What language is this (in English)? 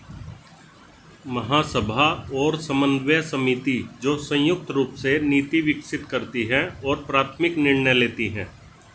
Hindi